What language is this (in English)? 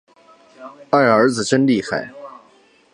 Chinese